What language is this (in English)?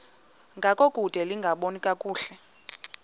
Xhosa